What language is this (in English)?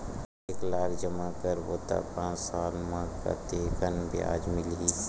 Chhattisgarhi